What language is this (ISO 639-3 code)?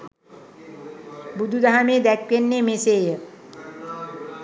sin